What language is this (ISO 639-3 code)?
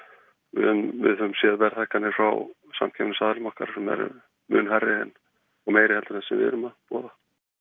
isl